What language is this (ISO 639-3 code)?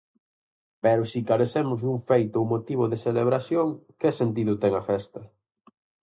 glg